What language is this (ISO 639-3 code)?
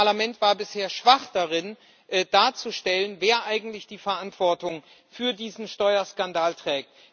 deu